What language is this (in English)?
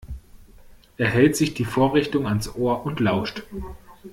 German